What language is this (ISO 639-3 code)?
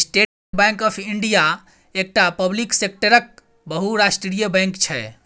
mai